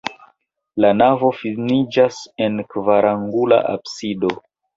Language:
Esperanto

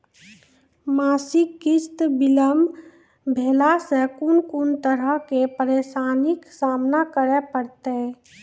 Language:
Maithili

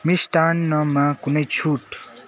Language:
Nepali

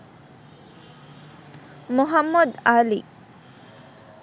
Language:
Bangla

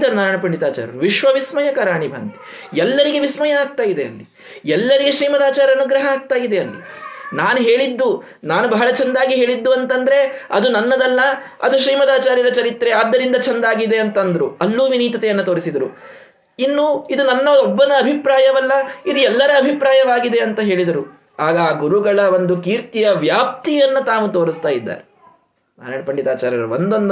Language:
Kannada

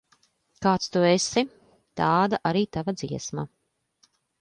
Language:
Latvian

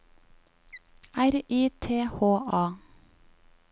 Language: Norwegian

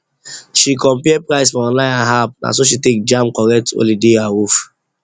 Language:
Nigerian Pidgin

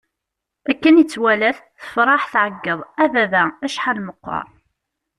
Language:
Kabyle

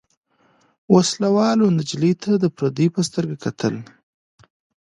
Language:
Pashto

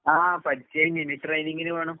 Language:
Malayalam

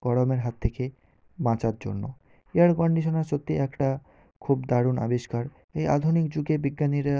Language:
Bangla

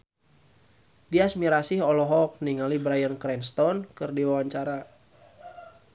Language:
Sundanese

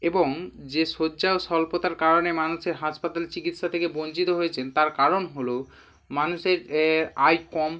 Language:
Bangla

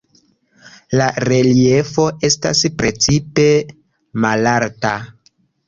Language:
Esperanto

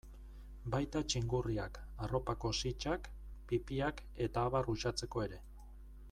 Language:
Basque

